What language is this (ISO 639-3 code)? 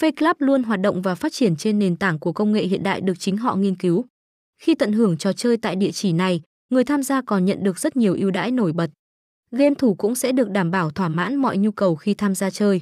vie